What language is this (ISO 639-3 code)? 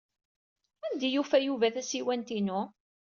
kab